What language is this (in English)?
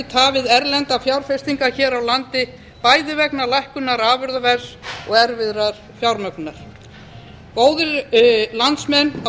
Icelandic